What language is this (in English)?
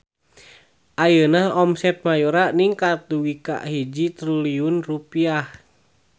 Sundanese